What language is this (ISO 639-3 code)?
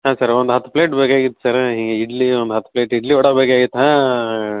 kan